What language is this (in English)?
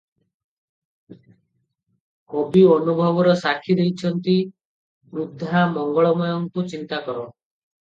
Odia